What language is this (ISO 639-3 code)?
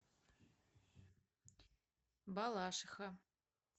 rus